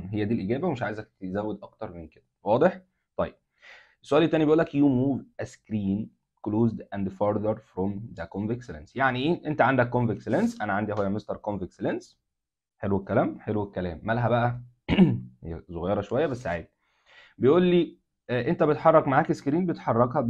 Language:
Arabic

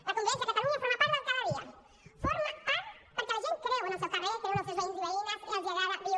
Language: Catalan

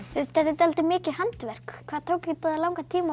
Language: Icelandic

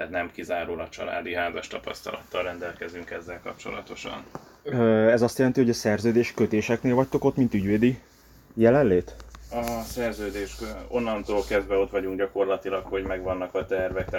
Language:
Hungarian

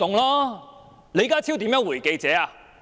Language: Cantonese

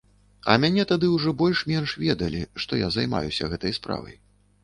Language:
Belarusian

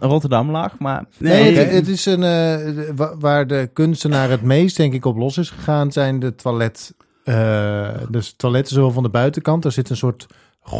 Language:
Dutch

